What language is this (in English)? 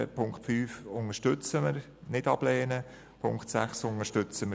Swiss German